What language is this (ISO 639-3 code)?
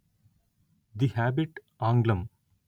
tel